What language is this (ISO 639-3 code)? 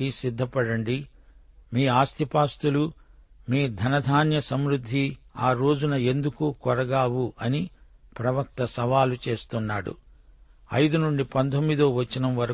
tel